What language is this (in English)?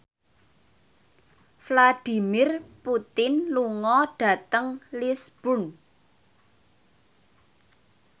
Javanese